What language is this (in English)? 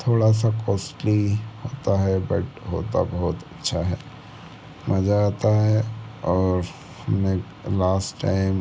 Hindi